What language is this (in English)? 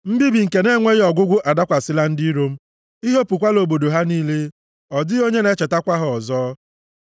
Igbo